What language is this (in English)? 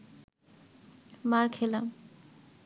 Bangla